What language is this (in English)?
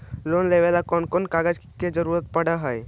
Magahi